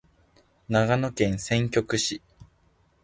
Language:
Japanese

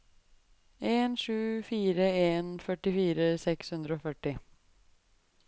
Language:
Norwegian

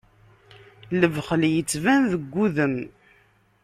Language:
Kabyle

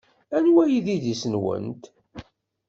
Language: Kabyle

